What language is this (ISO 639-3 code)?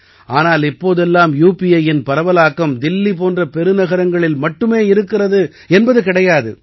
tam